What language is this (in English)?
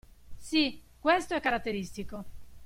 Italian